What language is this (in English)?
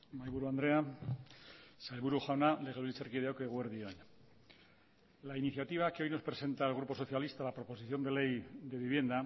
Spanish